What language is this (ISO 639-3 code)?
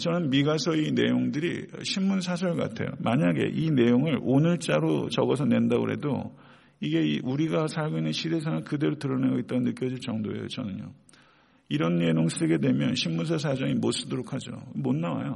kor